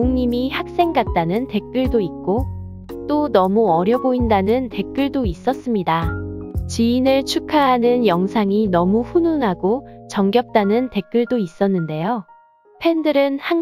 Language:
Korean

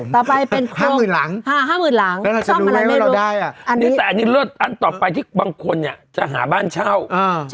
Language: Thai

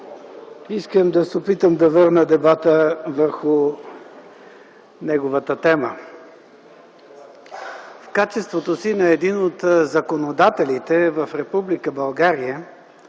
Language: Bulgarian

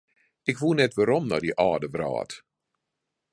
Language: Western Frisian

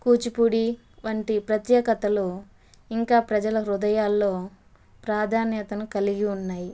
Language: Telugu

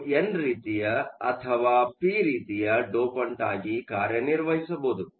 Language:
Kannada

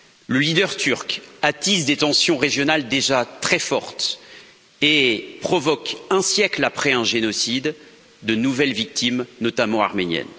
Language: French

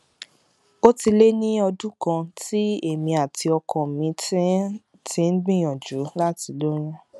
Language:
Yoruba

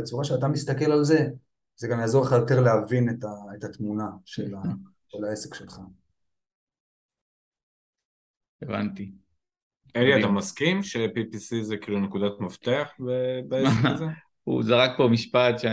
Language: Hebrew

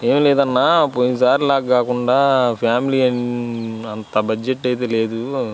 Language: Telugu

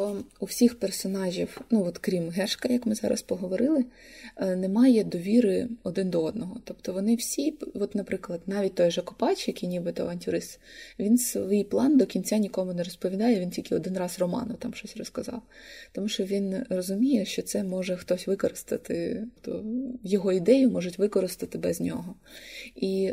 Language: Ukrainian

